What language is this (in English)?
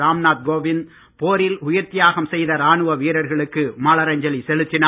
Tamil